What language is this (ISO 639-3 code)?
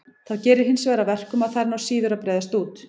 isl